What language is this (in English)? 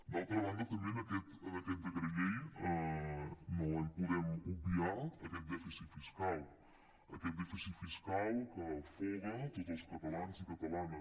Catalan